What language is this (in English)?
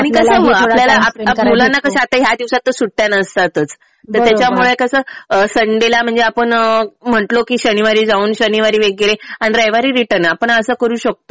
Marathi